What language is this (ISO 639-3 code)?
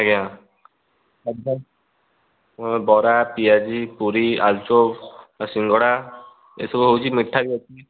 ori